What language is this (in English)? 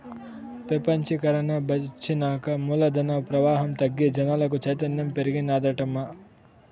Telugu